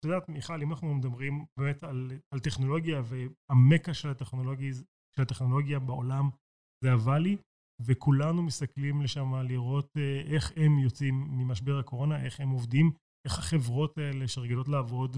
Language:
Hebrew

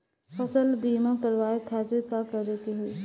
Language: Bhojpuri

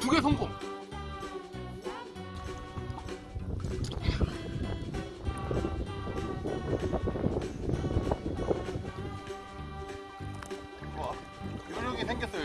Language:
Korean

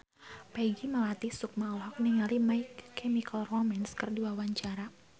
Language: Sundanese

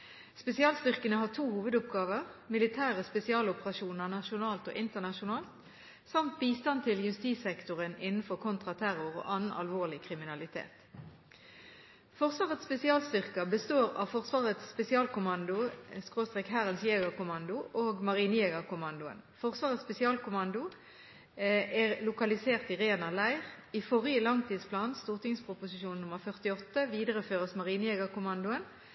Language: Norwegian Bokmål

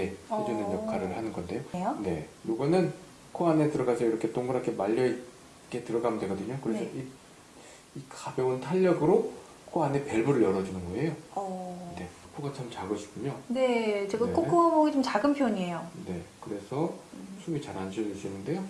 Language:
Korean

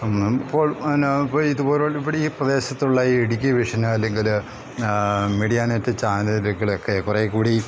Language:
Malayalam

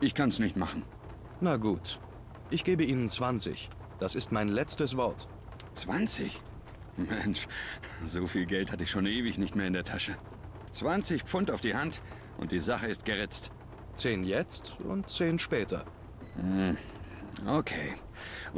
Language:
German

